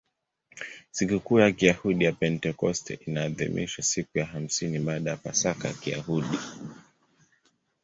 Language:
Swahili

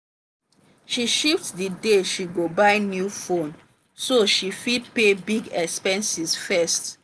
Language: Nigerian Pidgin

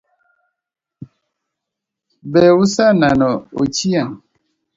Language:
Luo (Kenya and Tanzania)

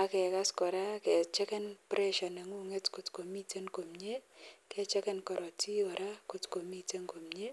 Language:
Kalenjin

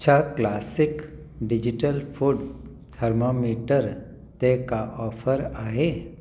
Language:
Sindhi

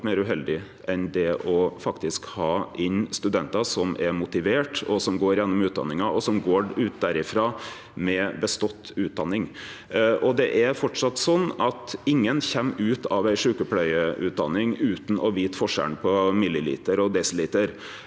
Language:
Norwegian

